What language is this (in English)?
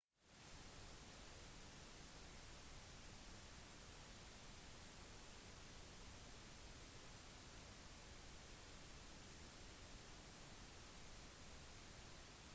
Norwegian Bokmål